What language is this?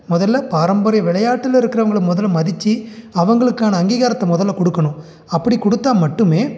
Tamil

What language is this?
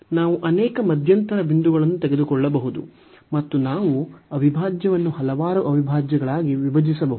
Kannada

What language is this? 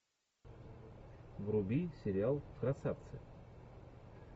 Russian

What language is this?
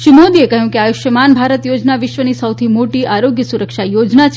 Gujarati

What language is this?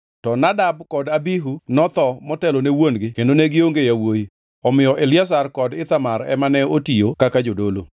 Luo (Kenya and Tanzania)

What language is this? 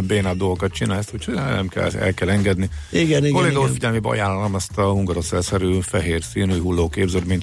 Hungarian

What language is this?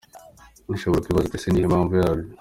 Kinyarwanda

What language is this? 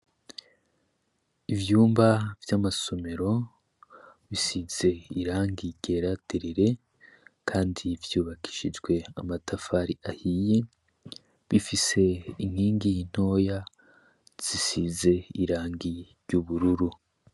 Rundi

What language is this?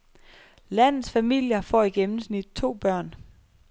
Danish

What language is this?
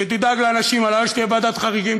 Hebrew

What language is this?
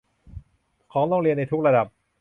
Thai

